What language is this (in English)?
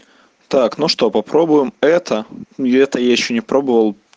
Russian